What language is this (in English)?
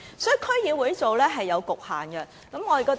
Cantonese